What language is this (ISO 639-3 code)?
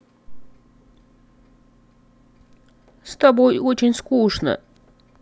rus